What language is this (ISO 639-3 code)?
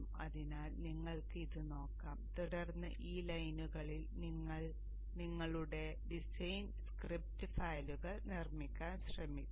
mal